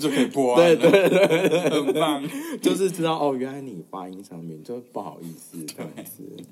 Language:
Chinese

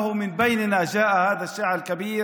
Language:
Hebrew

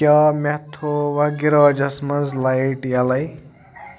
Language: Kashmiri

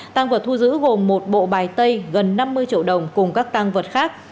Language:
Vietnamese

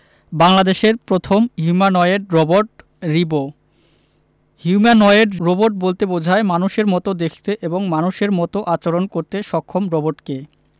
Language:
Bangla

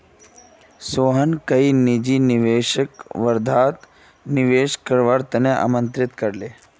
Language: Magahi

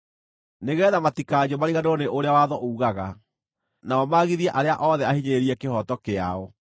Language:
Kikuyu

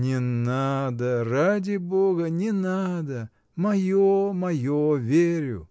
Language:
Russian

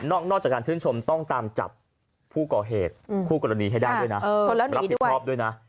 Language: Thai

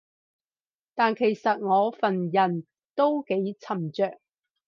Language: Cantonese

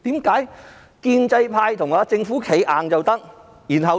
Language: Cantonese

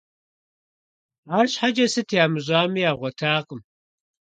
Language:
Kabardian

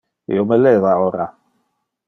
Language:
Interlingua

